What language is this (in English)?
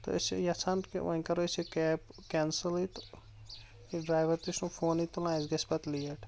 Kashmiri